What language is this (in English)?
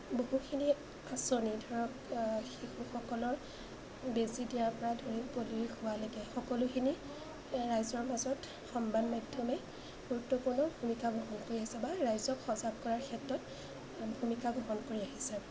Assamese